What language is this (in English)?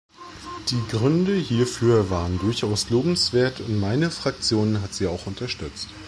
German